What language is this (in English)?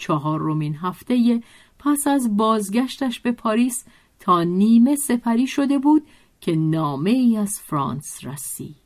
Persian